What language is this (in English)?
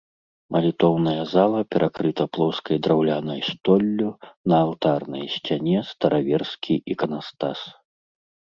Belarusian